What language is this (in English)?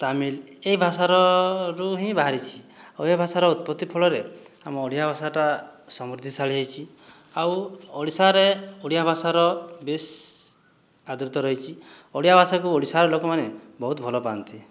Odia